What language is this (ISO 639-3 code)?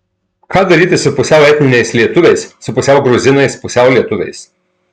lit